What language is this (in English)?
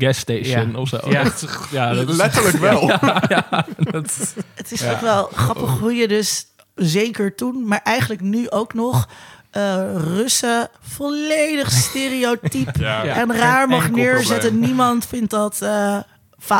Dutch